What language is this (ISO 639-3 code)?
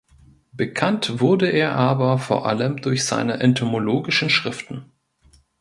deu